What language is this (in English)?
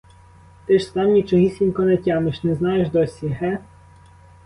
Ukrainian